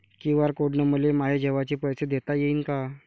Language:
Marathi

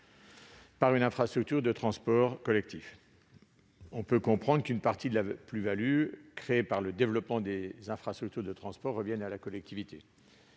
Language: French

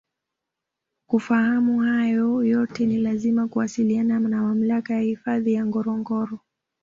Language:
Swahili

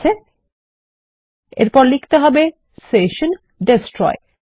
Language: Bangla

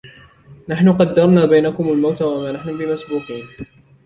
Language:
Arabic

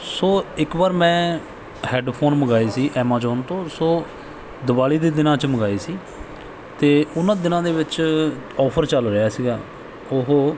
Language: Punjabi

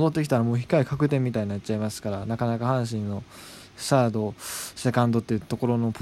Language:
Japanese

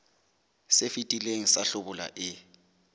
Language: Southern Sotho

